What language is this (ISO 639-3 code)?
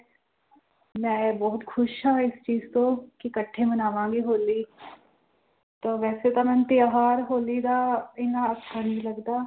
pan